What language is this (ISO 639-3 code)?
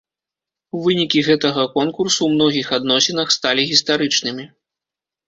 bel